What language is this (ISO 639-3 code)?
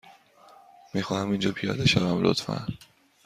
fas